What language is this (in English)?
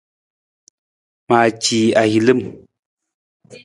Nawdm